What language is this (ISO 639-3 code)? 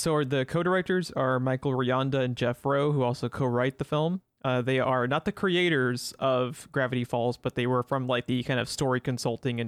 eng